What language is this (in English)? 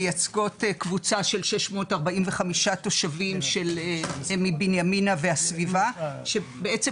Hebrew